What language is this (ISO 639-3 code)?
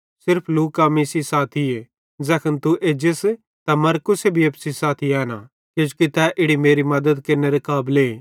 bhd